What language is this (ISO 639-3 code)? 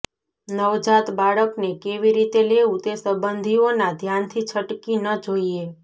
guj